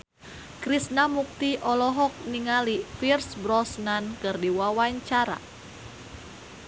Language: Sundanese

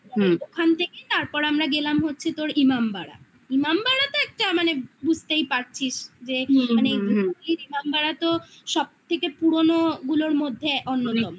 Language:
Bangla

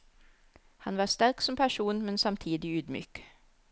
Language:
Norwegian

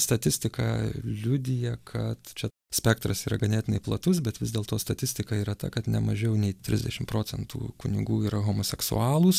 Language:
Lithuanian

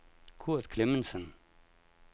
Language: Danish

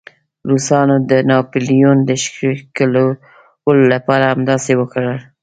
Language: Pashto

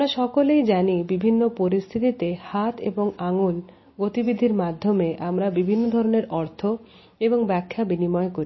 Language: Bangla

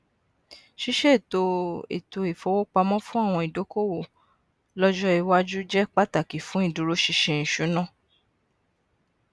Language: Yoruba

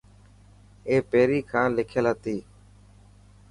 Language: Dhatki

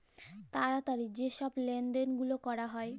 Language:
Bangla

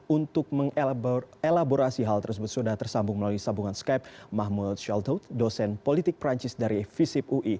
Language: Indonesian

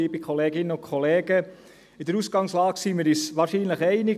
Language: Swiss German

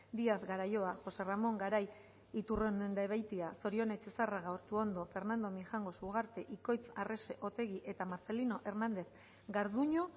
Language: Basque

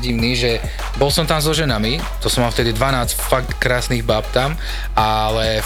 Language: Slovak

